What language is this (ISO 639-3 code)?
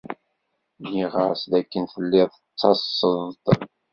kab